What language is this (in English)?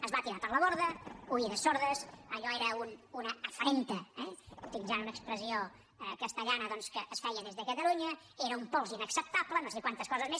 Catalan